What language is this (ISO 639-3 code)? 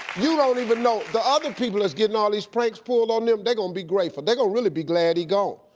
eng